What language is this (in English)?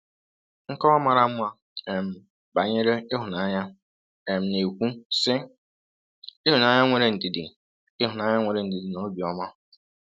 Igbo